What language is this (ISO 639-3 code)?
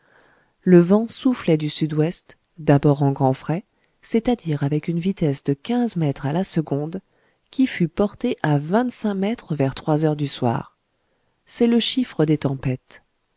fra